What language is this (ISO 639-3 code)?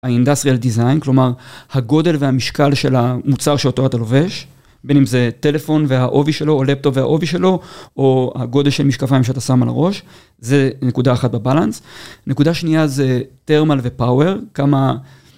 heb